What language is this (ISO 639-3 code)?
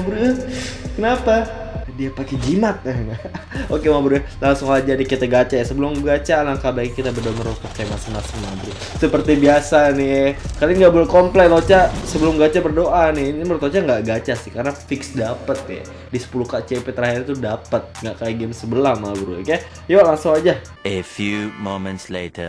ind